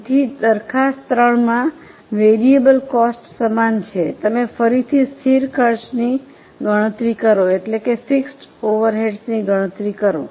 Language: Gujarati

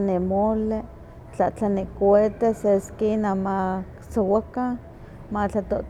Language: Huaxcaleca Nahuatl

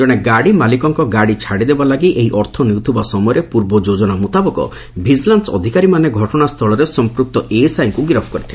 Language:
Odia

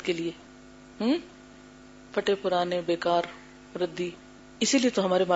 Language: Urdu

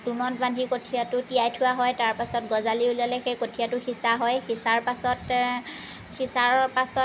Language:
Assamese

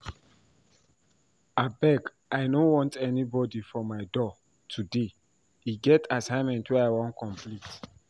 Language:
Nigerian Pidgin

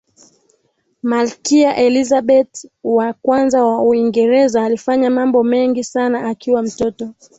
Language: Swahili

